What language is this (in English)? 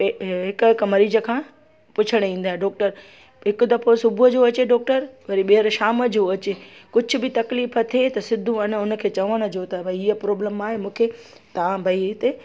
Sindhi